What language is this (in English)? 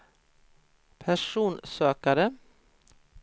Swedish